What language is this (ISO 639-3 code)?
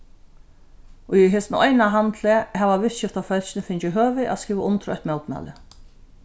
fao